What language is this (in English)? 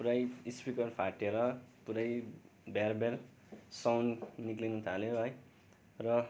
Nepali